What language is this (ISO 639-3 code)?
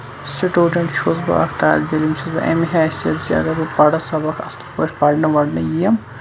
kas